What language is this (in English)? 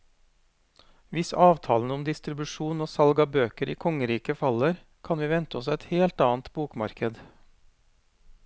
Norwegian